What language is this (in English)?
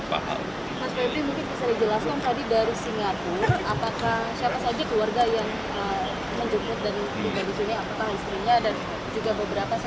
Indonesian